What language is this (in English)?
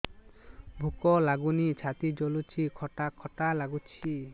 Odia